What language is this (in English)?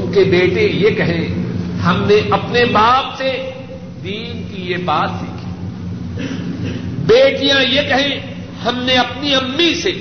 Urdu